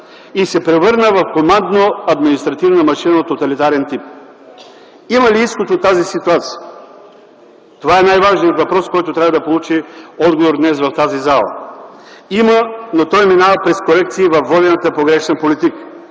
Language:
Bulgarian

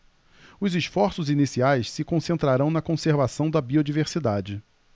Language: Portuguese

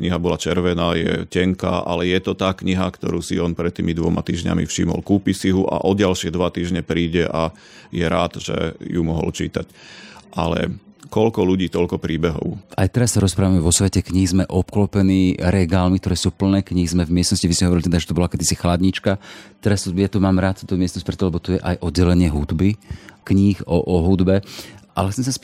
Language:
Slovak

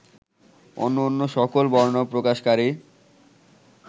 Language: Bangla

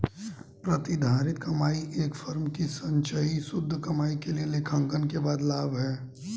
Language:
Hindi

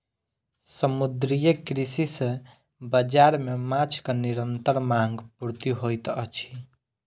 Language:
Maithili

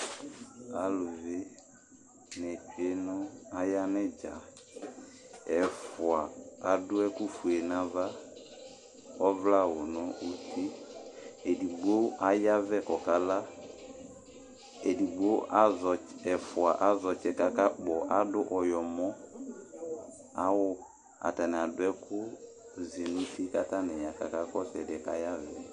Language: Ikposo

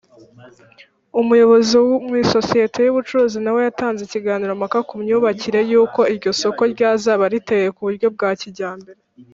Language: Kinyarwanda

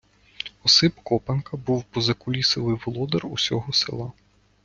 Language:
Ukrainian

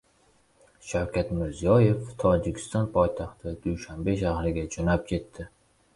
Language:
Uzbek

